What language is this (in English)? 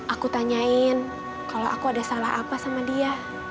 Indonesian